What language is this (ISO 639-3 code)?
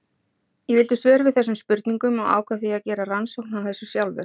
isl